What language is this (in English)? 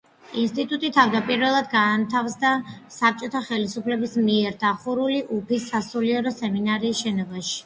Georgian